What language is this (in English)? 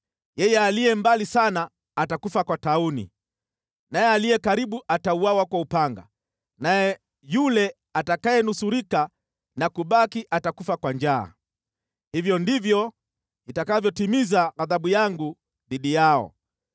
Swahili